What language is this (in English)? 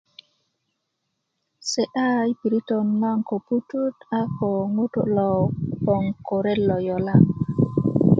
Kuku